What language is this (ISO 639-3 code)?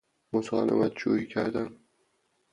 fas